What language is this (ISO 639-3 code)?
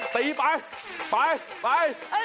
tha